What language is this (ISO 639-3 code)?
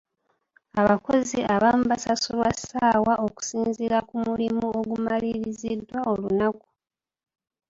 lug